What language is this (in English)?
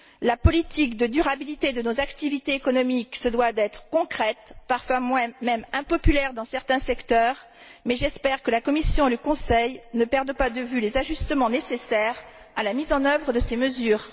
French